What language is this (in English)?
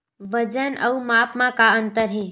Chhattisgarhi